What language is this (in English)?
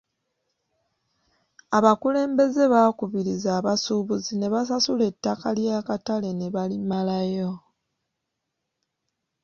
Ganda